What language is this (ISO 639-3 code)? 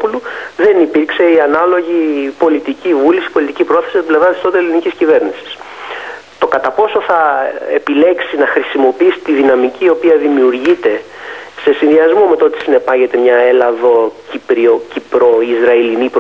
ell